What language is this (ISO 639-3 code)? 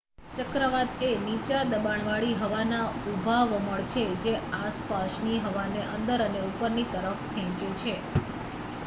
guj